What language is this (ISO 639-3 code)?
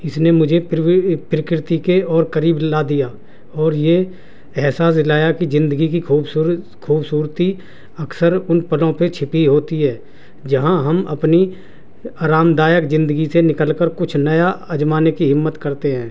urd